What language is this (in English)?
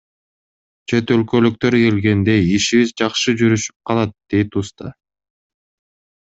Kyrgyz